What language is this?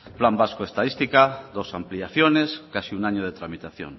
Spanish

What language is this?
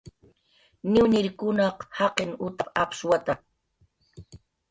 Jaqaru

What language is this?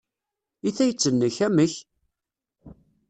Kabyle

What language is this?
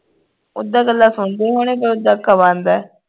Punjabi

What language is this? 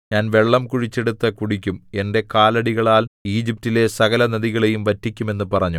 Malayalam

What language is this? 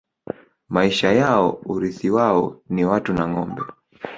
Swahili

